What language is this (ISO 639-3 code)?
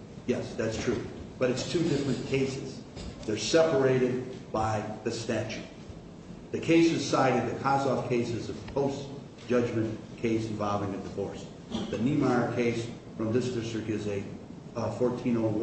eng